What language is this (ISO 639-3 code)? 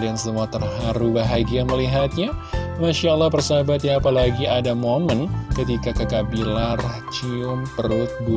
ind